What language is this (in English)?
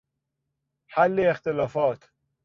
Persian